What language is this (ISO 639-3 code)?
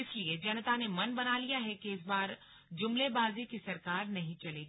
hin